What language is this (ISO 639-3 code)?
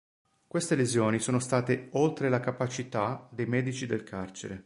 ita